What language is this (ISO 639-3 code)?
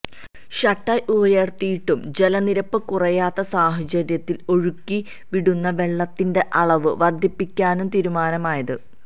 mal